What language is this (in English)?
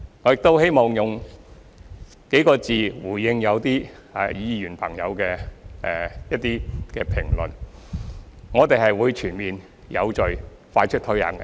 Cantonese